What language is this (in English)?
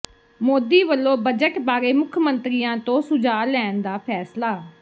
Punjabi